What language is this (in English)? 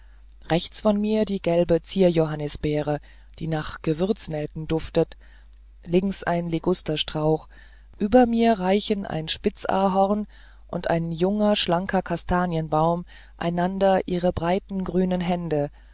German